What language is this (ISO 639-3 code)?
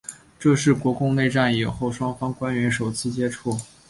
zho